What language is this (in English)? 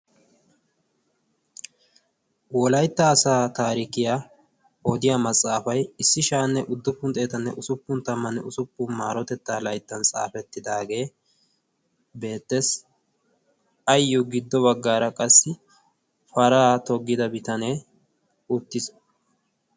Wolaytta